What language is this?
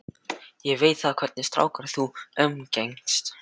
Icelandic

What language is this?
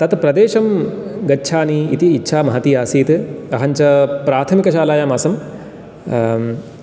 Sanskrit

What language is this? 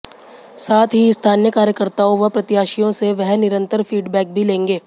Hindi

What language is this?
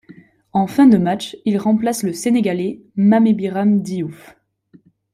French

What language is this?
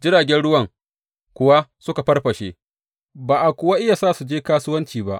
Hausa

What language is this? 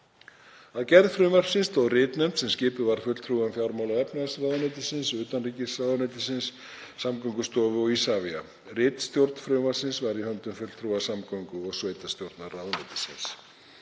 Icelandic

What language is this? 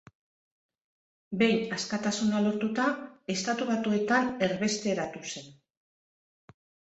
Basque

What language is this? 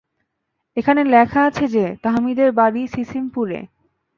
Bangla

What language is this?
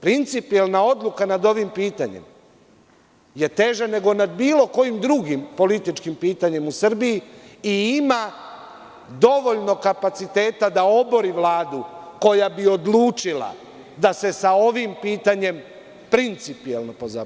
Serbian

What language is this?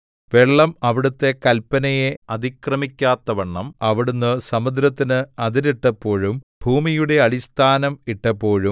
Malayalam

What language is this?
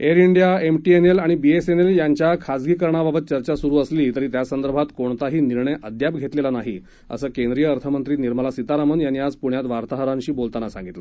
Marathi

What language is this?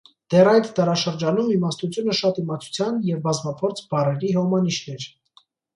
Armenian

